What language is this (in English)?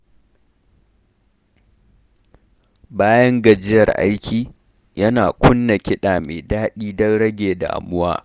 Hausa